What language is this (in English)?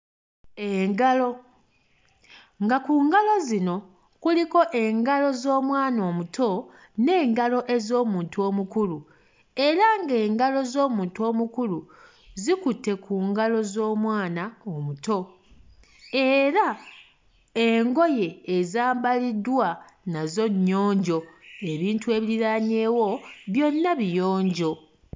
Ganda